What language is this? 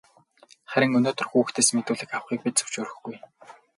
Mongolian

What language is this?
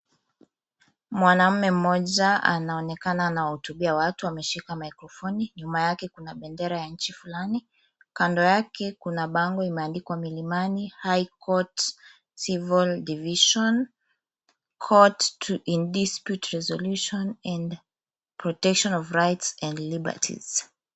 Swahili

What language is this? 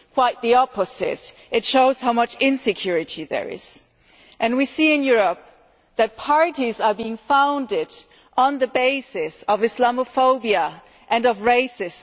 English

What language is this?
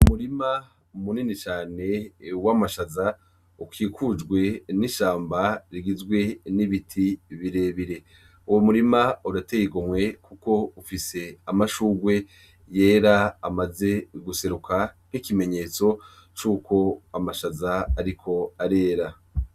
Rundi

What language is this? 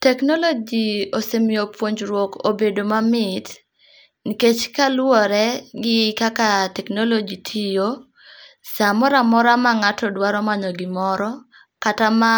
Luo (Kenya and Tanzania)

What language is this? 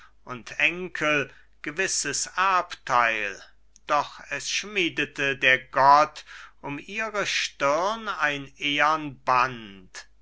German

